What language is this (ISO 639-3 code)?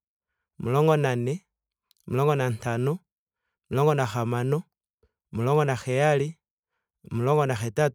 ndo